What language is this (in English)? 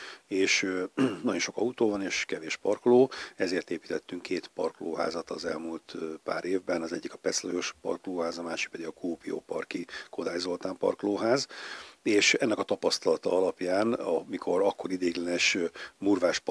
Hungarian